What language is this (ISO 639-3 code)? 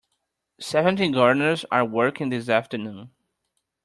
eng